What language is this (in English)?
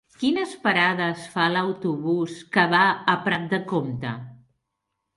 Catalan